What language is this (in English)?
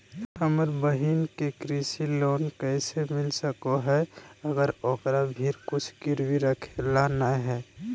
Magahi